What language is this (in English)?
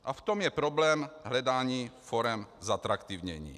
Czech